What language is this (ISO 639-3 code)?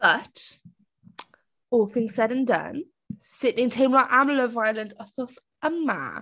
cym